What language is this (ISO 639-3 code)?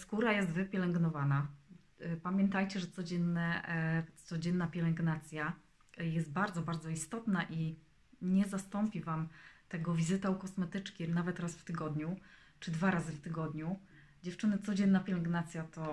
pol